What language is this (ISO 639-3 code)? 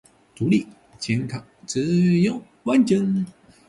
zho